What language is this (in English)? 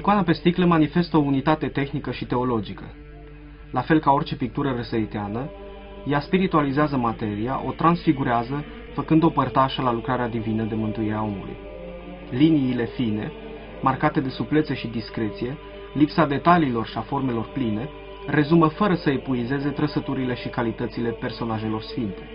Romanian